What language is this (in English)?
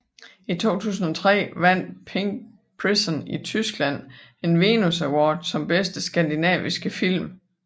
Danish